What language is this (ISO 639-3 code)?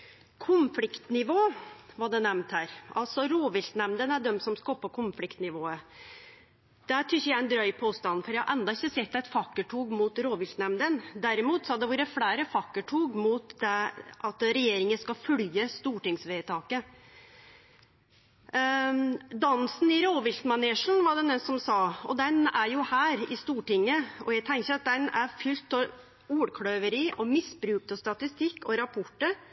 nno